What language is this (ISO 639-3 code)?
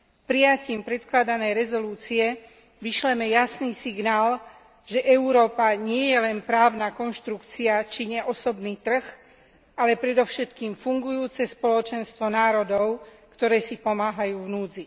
slk